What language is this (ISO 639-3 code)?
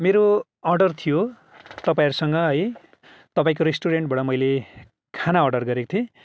nep